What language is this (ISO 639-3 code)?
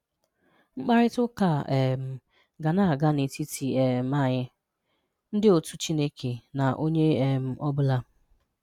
ibo